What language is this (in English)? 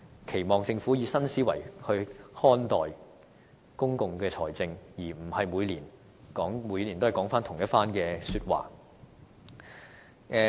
Cantonese